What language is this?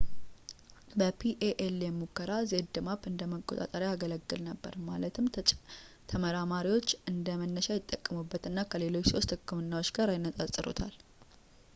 Amharic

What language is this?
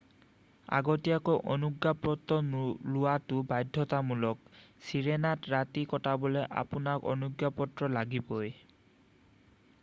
Assamese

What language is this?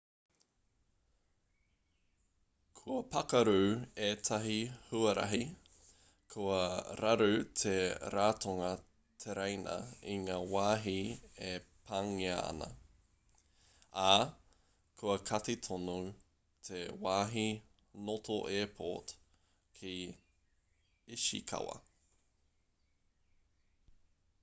Māori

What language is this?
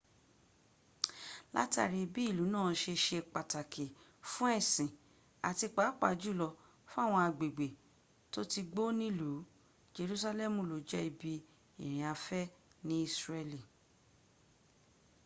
Yoruba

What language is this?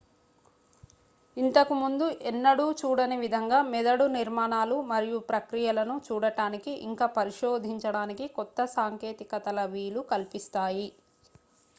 Telugu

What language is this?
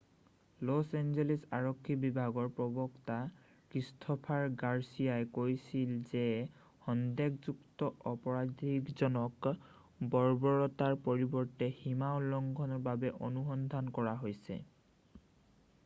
Assamese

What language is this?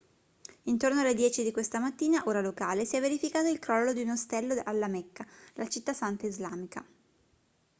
Italian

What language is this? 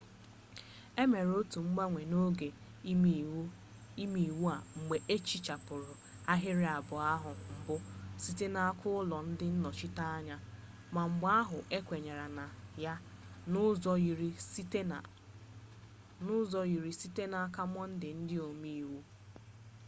Igbo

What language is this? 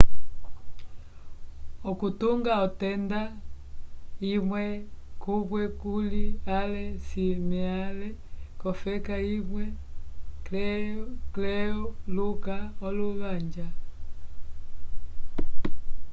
Umbundu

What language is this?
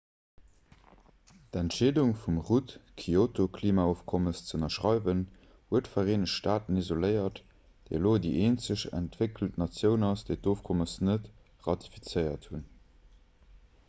Luxembourgish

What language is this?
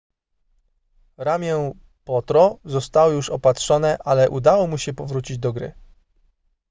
Polish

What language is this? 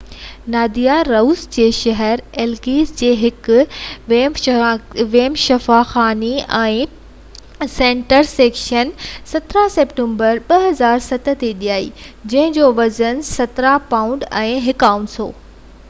Sindhi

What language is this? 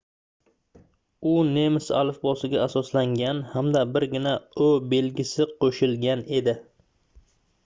Uzbek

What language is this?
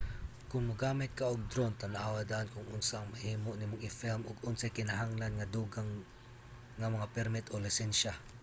Cebuano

